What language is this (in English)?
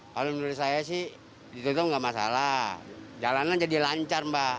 Indonesian